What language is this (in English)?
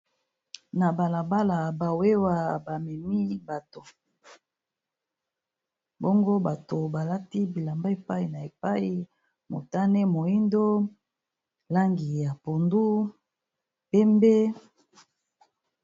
Lingala